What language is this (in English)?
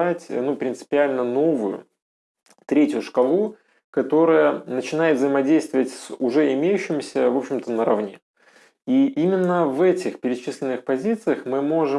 Russian